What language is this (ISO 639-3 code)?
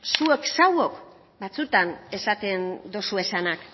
eus